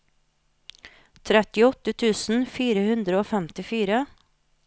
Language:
Norwegian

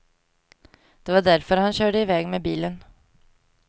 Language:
Swedish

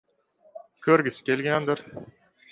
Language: Uzbek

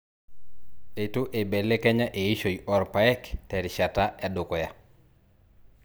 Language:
Masai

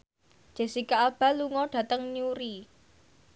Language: Javanese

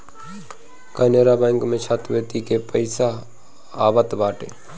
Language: Bhojpuri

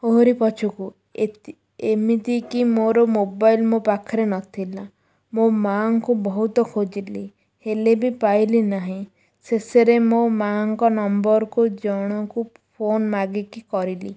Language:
Odia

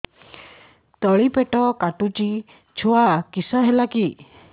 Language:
Odia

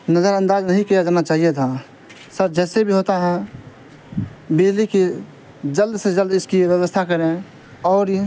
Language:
Urdu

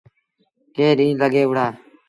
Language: Sindhi Bhil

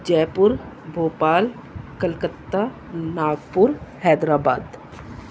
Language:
Urdu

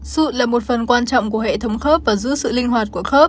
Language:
Vietnamese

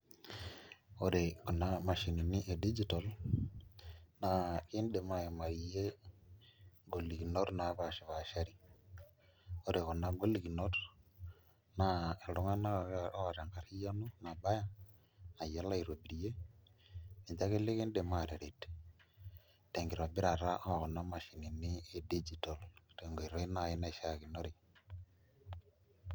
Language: Masai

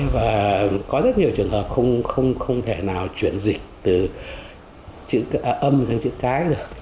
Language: Vietnamese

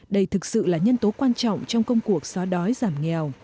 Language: Vietnamese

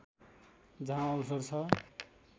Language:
Nepali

